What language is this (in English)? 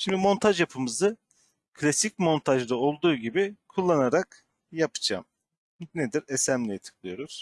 Turkish